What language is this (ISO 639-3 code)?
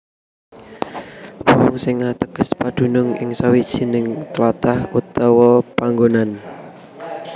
jav